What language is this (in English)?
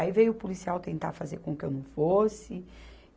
Portuguese